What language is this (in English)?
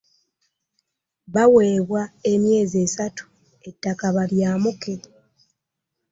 Ganda